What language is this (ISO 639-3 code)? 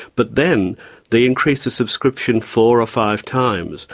eng